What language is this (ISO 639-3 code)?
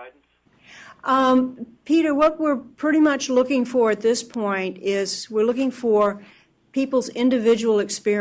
eng